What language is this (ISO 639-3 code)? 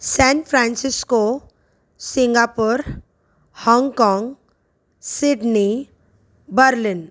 snd